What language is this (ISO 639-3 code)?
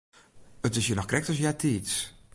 fry